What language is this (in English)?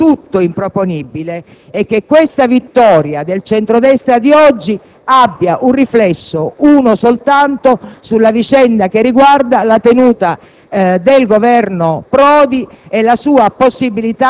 Italian